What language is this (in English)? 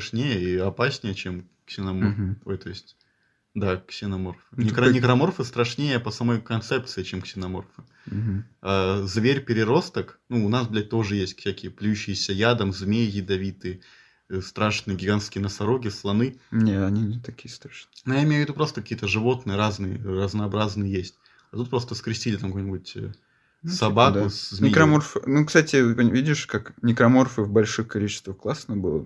Russian